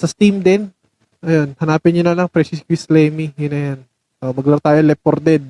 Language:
Filipino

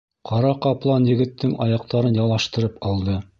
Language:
Bashkir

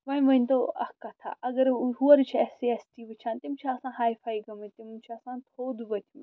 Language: Kashmiri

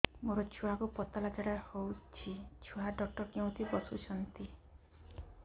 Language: Odia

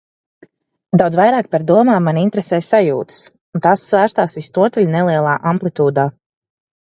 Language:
Latvian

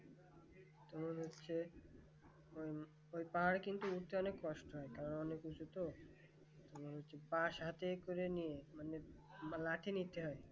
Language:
Bangla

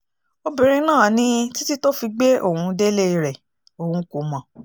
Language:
Yoruba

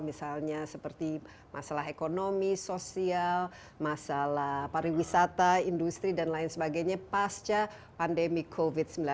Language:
Indonesian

